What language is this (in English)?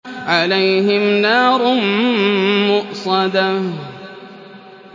Arabic